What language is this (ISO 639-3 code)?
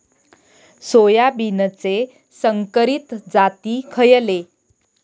mar